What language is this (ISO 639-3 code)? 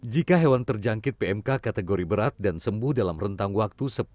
ind